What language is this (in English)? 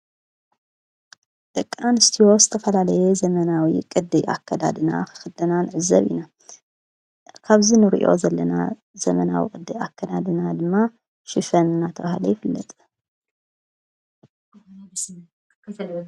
Tigrinya